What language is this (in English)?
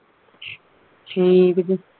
Punjabi